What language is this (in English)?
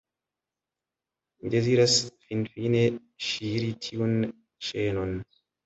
Esperanto